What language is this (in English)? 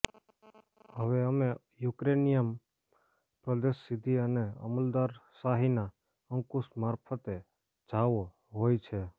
Gujarati